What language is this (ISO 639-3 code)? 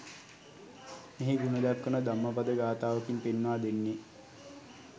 sin